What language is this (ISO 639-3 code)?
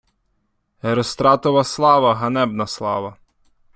ukr